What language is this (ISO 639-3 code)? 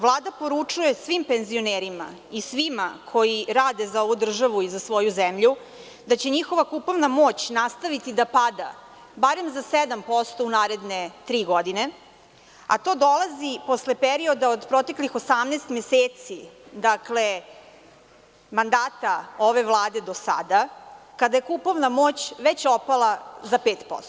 srp